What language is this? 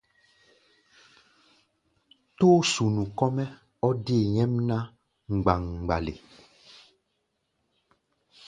Gbaya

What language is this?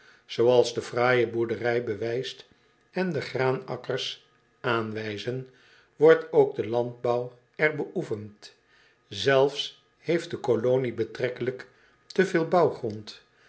Dutch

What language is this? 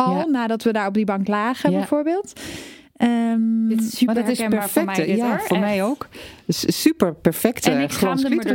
Dutch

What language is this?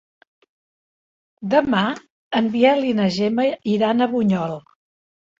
Catalan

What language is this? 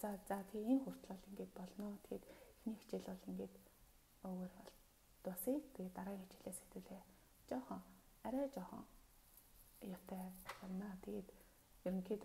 Romanian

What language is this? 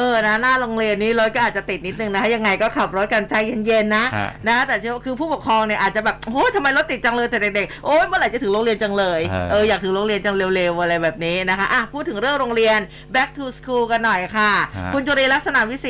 Thai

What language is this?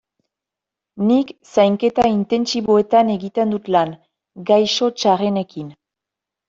Basque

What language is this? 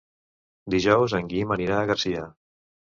Catalan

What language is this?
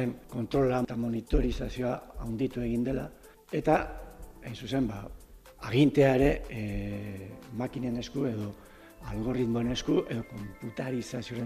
Spanish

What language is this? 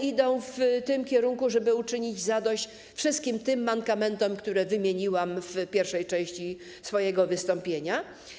Polish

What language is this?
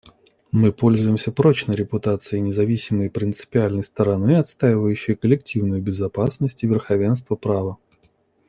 Russian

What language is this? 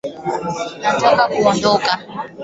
Swahili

